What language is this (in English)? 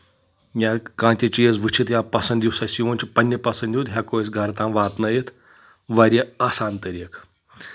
Kashmiri